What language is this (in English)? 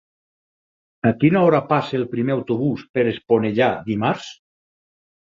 Catalan